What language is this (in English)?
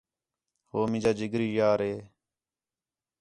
Khetrani